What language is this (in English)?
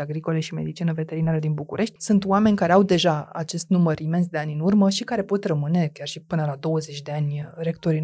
Romanian